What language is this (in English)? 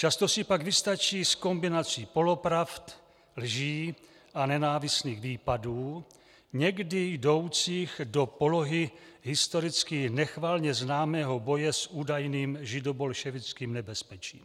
Czech